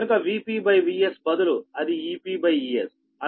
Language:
Telugu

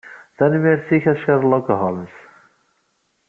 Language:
Kabyle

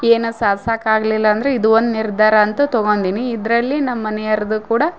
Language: Kannada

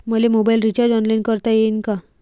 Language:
Marathi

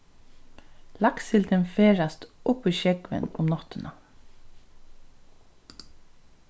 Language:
Faroese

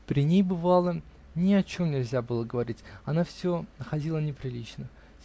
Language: Russian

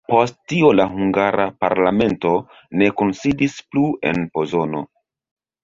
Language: Esperanto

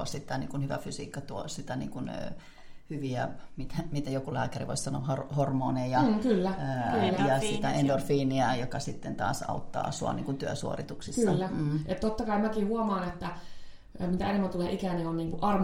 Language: Finnish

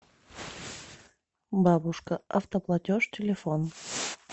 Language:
Russian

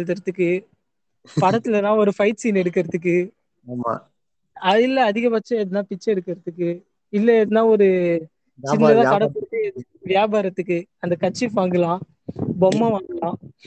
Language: Tamil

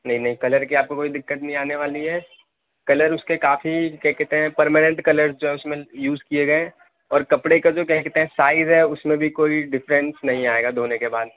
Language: Urdu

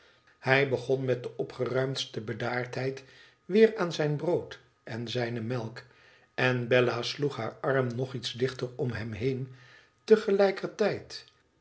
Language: Dutch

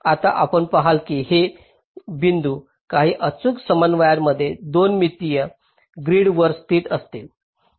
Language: Marathi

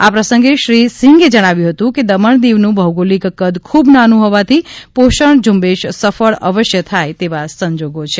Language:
Gujarati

